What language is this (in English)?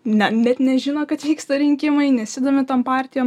Lithuanian